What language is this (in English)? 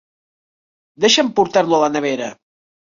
Catalan